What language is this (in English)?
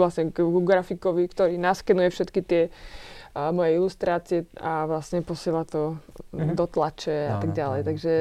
Slovak